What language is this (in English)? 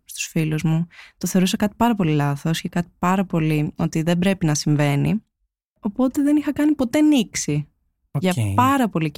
Greek